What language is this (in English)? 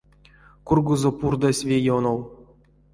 Erzya